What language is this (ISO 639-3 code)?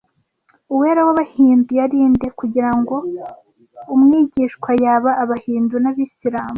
kin